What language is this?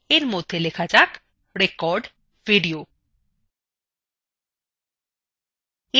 Bangla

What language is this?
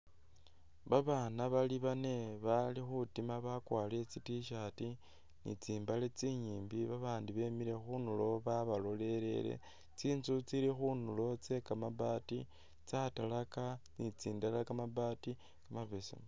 Masaaba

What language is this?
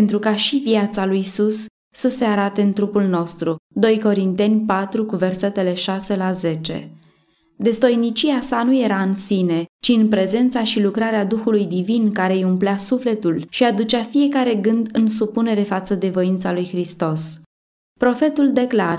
Romanian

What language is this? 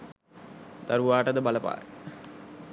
Sinhala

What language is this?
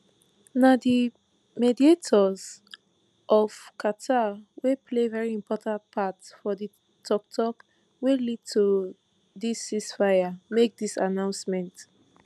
Nigerian Pidgin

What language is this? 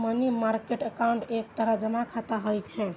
Maithili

